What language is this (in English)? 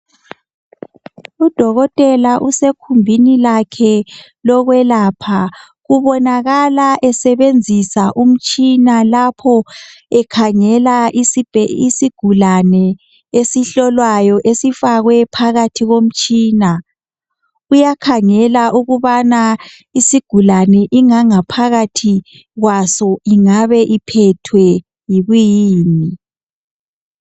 North Ndebele